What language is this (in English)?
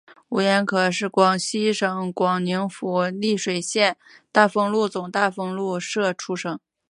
Chinese